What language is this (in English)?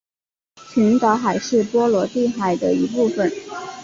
Chinese